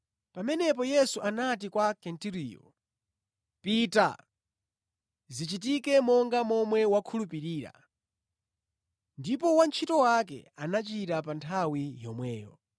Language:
Nyanja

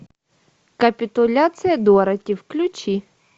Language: Russian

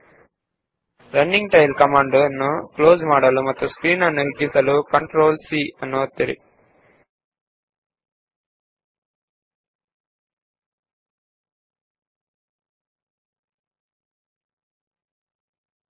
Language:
Kannada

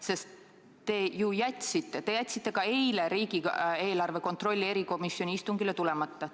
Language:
Estonian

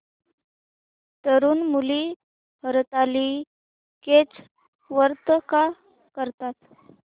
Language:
Marathi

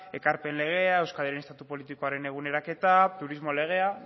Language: Basque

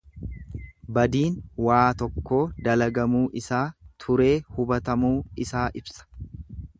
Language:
Oromo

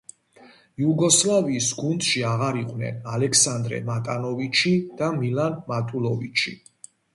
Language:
Georgian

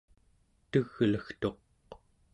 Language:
Central Yupik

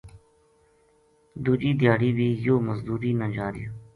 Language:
Gujari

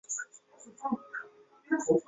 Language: Chinese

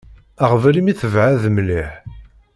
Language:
Kabyle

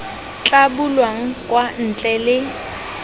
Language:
Tswana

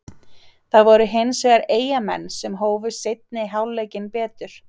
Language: Icelandic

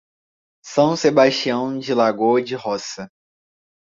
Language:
Portuguese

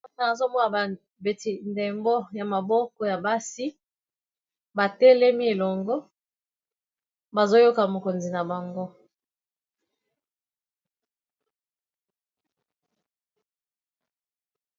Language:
Lingala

